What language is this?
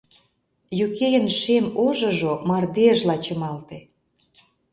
Mari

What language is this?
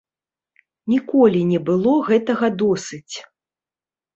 Belarusian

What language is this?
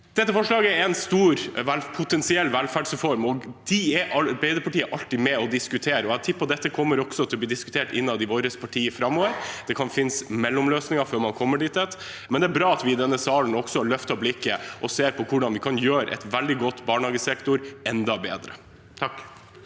Norwegian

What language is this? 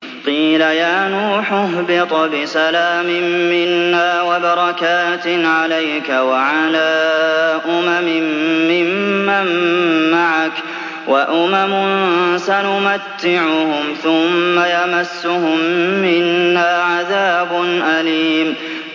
Arabic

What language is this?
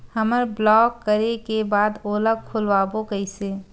Chhattisgarhi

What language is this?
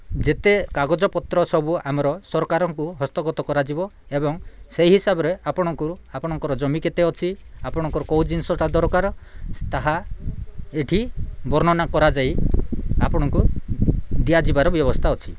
Odia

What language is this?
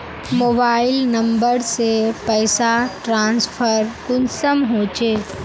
Magahi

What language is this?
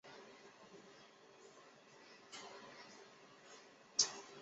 Chinese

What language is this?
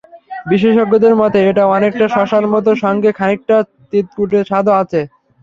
Bangla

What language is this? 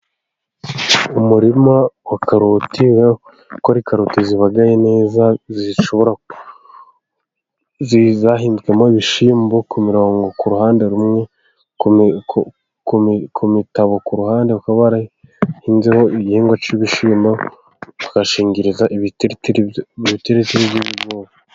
Kinyarwanda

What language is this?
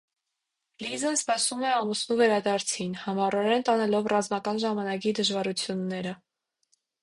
Armenian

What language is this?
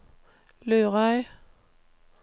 Norwegian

